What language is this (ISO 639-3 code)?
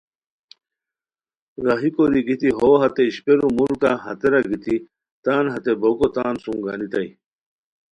khw